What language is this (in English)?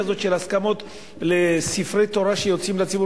Hebrew